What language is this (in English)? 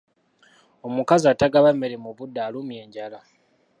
Ganda